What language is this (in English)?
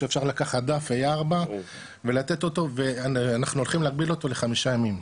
Hebrew